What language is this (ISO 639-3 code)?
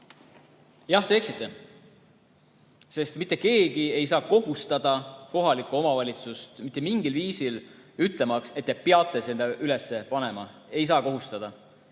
est